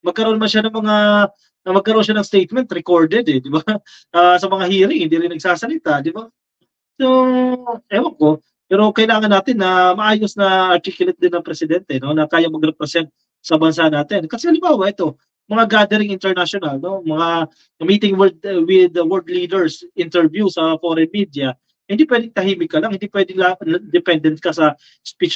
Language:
Filipino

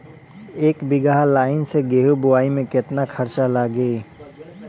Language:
Bhojpuri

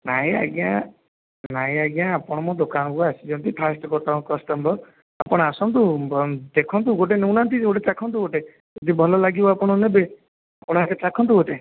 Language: Odia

